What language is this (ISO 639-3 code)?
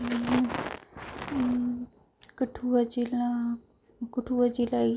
doi